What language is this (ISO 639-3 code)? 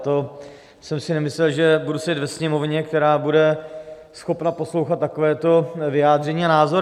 ces